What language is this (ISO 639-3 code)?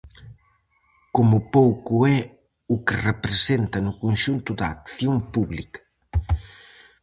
glg